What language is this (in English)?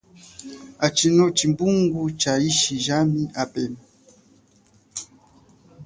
Chokwe